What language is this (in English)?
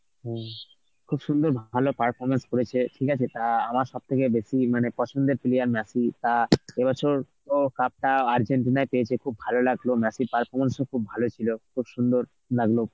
Bangla